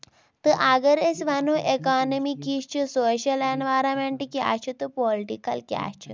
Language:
Kashmiri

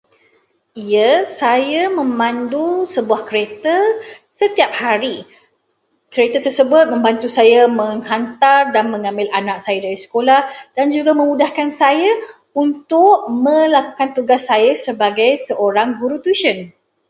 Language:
Malay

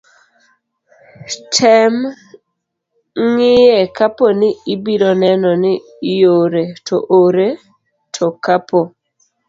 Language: Luo (Kenya and Tanzania)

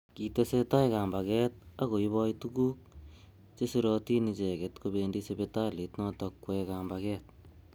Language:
Kalenjin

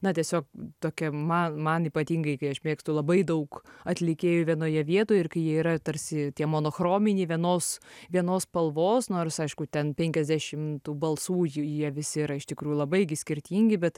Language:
Lithuanian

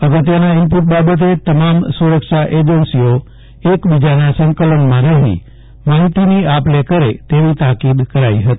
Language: Gujarati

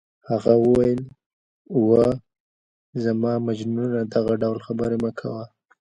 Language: Pashto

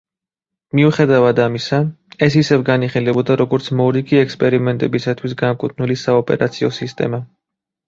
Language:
Georgian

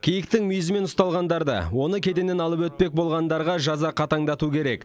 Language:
Kazakh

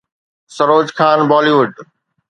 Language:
Sindhi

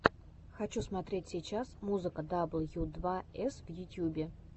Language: Russian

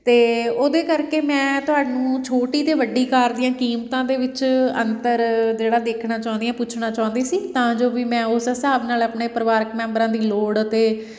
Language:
Punjabi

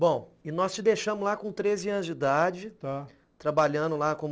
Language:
Portuguese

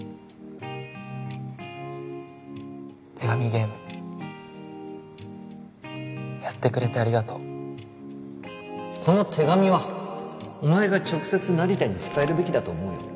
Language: Japanese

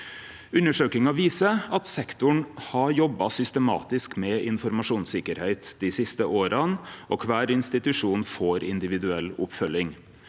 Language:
Norwegian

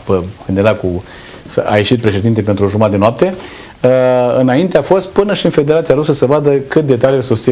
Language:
Romanian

